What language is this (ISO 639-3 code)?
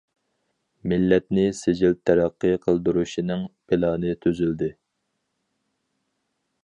uig